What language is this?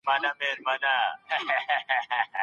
Pashto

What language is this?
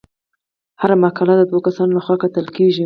Pashto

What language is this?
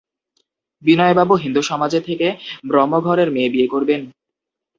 Bangla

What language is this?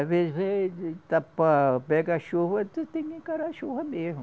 Portuguese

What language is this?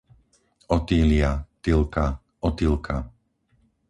Slovak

